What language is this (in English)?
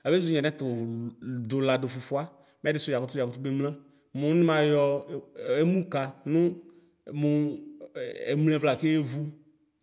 Ikposo